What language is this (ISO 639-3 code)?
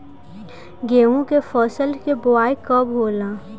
bho